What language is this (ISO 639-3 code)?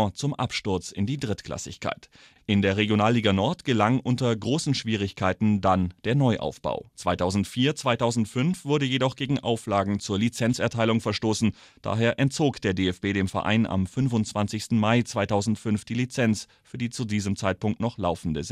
deu